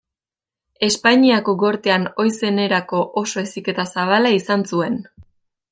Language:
Basque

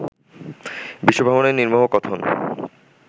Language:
Bangla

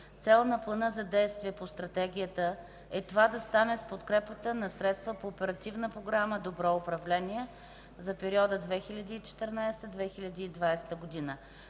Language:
Bulgarian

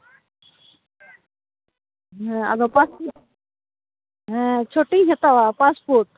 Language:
Santali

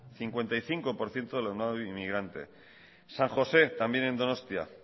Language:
Spanish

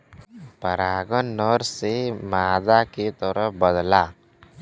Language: Bhojpuri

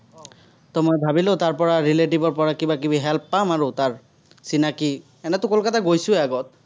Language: Assamese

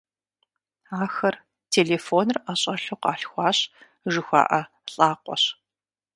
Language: Kabardian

